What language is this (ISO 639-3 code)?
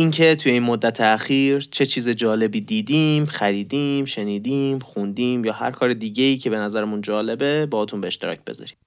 fas